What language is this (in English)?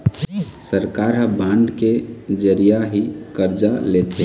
Chhattisgarhi